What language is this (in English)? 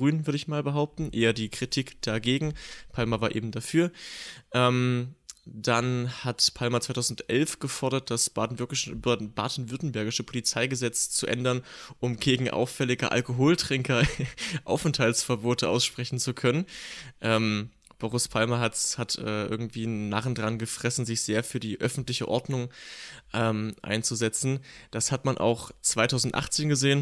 German